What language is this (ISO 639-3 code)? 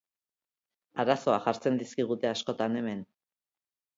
eus